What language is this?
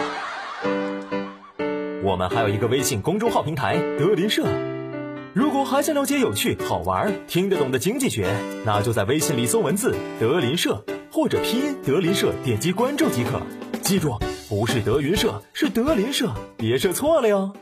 Chinese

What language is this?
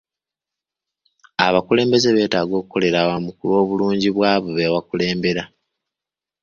Ganda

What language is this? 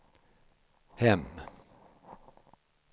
Swedish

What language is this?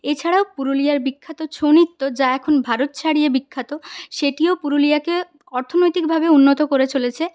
Bangla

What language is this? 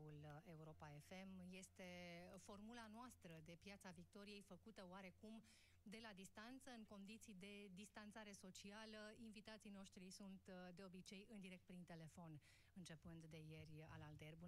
Romanian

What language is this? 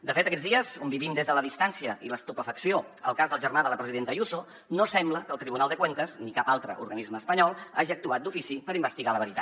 Catalan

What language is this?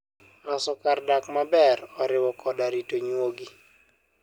Luo (Kenya and Tanzania)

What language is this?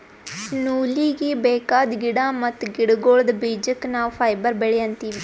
Kannada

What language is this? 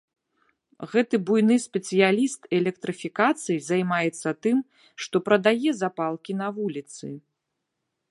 Belarusian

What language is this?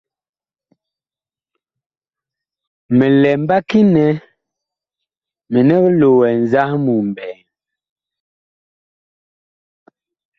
Bakoko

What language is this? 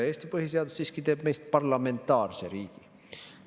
Estonian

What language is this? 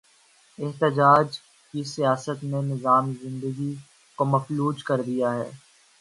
Urdu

